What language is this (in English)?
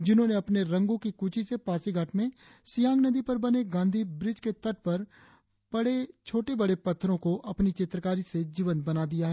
Hindi